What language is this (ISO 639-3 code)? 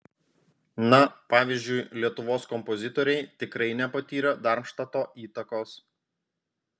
lit